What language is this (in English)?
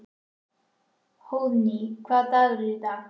Icelandic